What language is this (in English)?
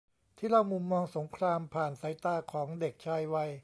Thai